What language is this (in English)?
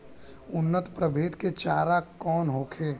Bhojpuri